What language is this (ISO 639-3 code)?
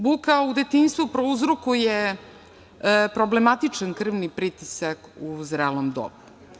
srp